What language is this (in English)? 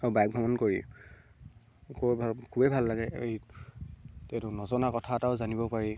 Assamese